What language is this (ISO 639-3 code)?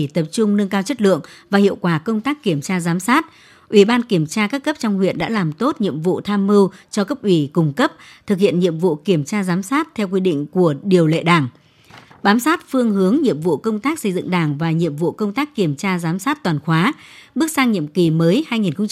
vie